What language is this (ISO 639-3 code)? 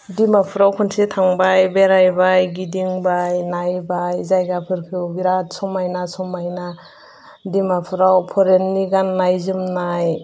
brx